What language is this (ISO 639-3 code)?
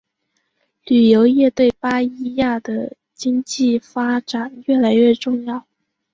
zho